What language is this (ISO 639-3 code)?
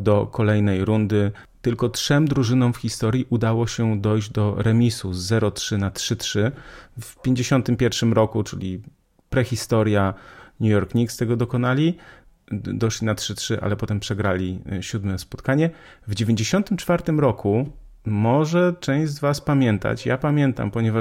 pol